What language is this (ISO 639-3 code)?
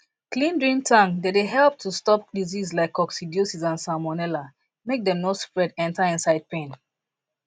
pcm